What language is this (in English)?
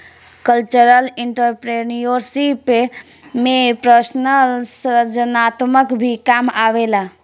Bhojpuri